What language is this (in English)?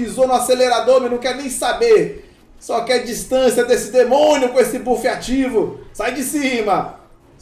Portuguese